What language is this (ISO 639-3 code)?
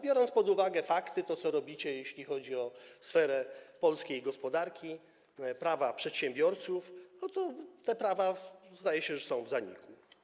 pol